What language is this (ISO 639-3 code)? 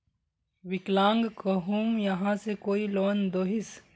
mag